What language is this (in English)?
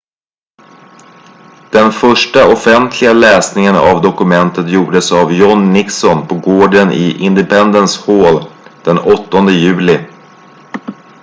Swedish